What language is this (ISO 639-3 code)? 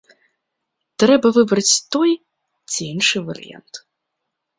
bel